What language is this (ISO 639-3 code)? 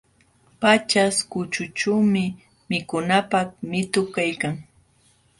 qxw